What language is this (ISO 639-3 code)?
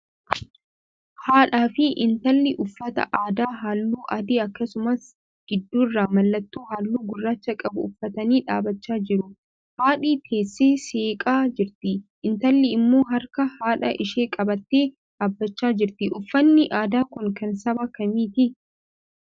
orm